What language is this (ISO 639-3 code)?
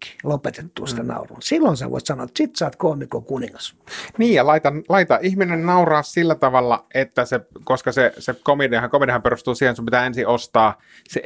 fin